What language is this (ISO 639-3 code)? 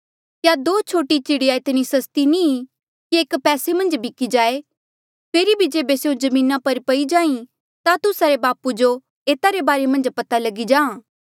mjl